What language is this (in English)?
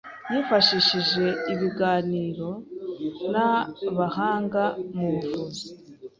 Kinyarwanda